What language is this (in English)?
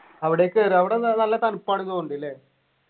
Malayalam